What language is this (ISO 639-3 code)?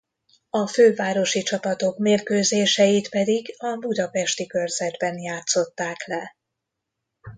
hun